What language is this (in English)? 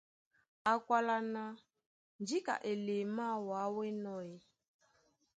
Duala